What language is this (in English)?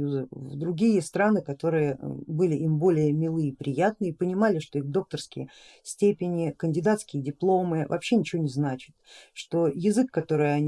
Russian